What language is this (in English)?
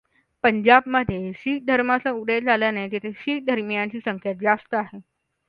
Marathi